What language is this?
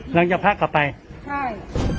Thai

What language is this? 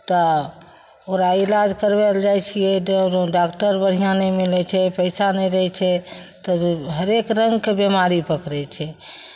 Maithili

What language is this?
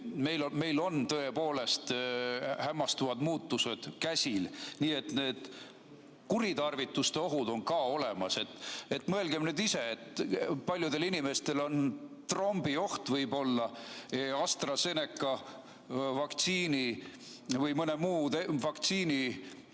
Estonian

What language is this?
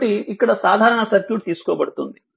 Telugu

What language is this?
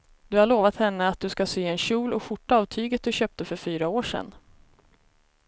Swedish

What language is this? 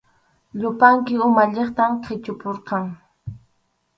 Arequipa-La Unión Quechua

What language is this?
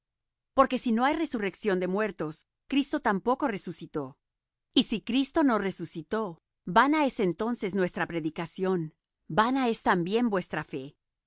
Spanish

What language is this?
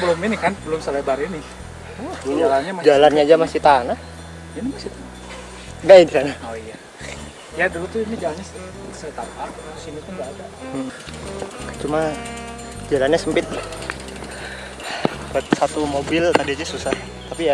Indonesian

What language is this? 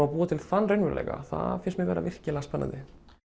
Icelandic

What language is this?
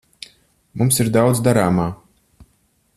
Latvian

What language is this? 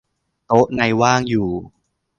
Thai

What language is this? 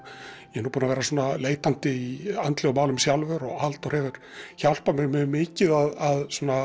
Icelandic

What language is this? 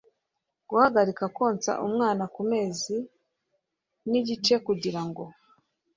Kinyarwanda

